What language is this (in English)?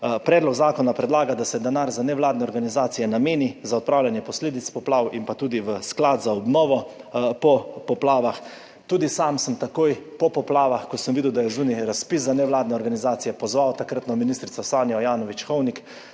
Slovenian